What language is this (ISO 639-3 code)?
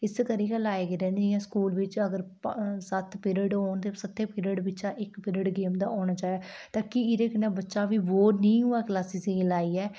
doi